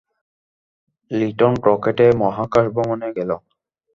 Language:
Bangla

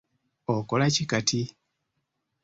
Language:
Ganda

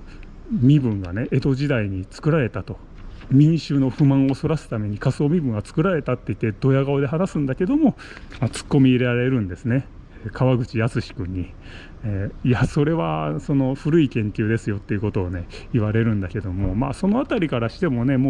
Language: Japanese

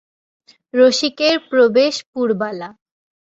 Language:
Bangla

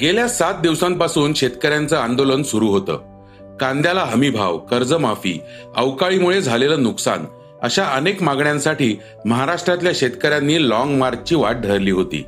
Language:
Marathi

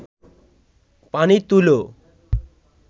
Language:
Bangla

